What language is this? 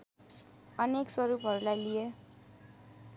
Nepali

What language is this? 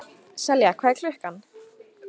Icelandic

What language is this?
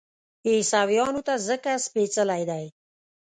Pashto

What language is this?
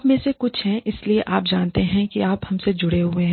Hindi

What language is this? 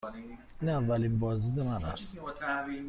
Persian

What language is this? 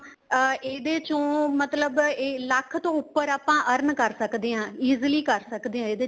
Punjabi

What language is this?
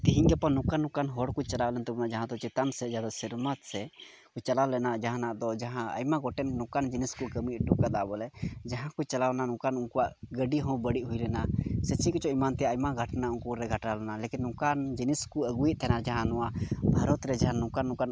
Santali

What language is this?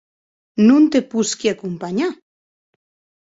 Occitan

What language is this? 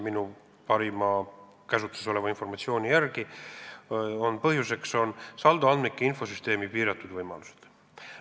Estonian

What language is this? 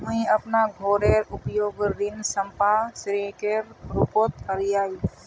Magahi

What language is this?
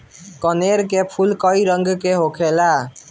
Bhojpuri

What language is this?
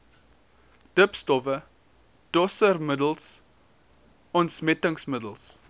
Afrikaans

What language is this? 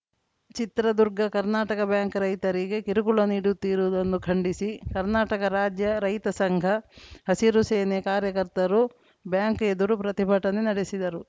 Kannada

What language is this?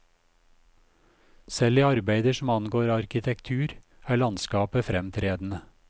Norwegian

